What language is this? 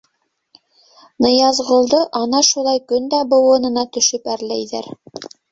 Bashkir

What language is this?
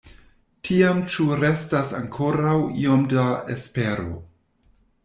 Esperanto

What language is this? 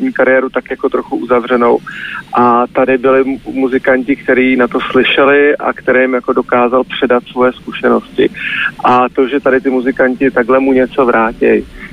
Czech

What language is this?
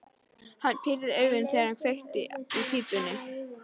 Icelandic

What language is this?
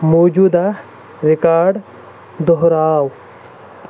Kashmiri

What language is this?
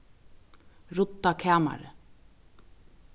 Faroese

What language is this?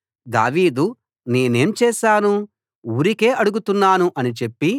Telugu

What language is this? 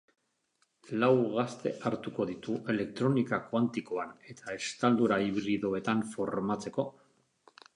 Basque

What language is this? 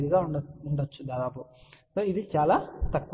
Telugu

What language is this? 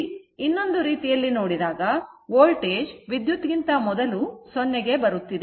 Kannada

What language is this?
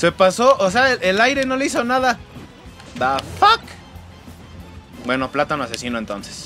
Spanish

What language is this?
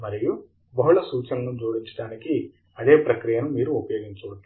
Telugu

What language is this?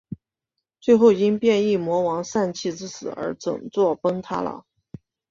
Chinese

